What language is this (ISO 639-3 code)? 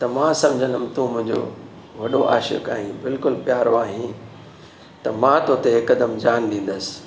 snd